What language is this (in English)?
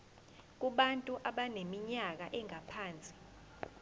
Zulu